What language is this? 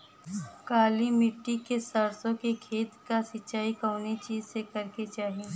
Bhojpuri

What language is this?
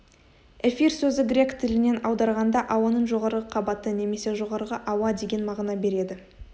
Kazakh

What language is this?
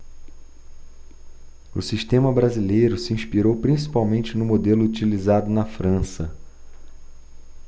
Portuguese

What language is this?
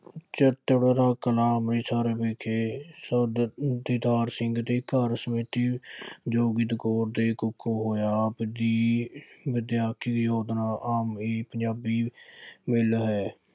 Punjabi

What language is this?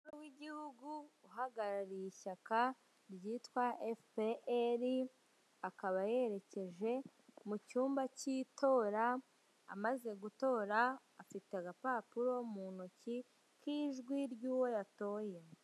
Kinyarwanda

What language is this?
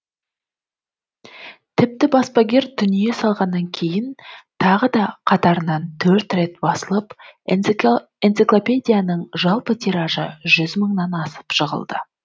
Kazakh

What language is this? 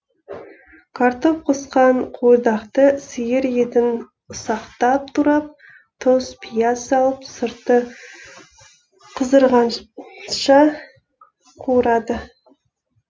Kazakh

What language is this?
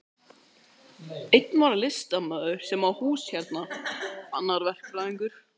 Icelandic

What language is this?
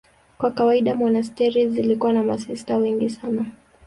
Swahili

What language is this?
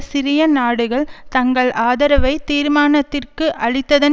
Tamil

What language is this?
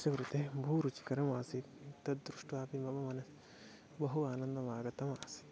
Sanskrit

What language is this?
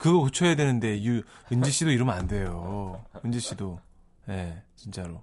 Korean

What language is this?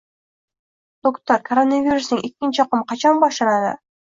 Uzbek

